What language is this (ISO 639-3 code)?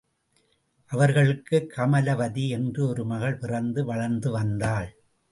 tam